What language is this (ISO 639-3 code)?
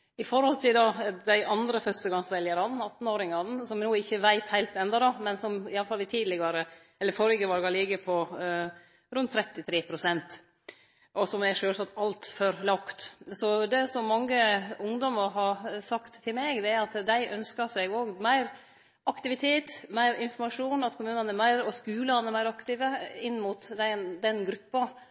nno